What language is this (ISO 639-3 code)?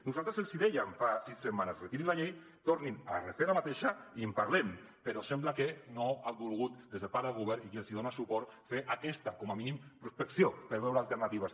cat